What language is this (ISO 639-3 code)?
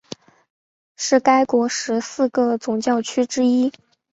zho